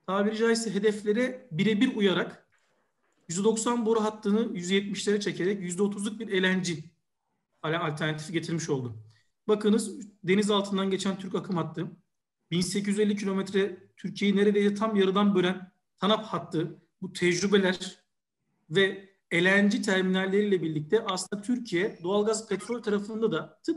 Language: Turkish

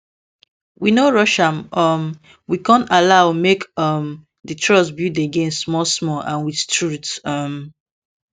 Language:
Nigerian Pidgin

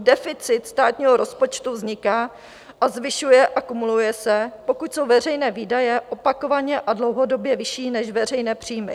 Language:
Czech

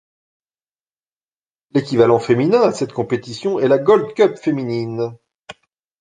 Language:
French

